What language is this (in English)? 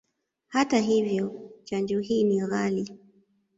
Swahili